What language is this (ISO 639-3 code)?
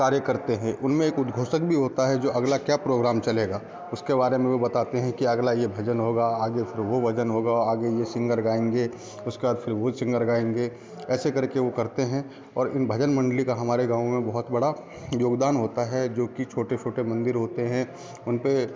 hin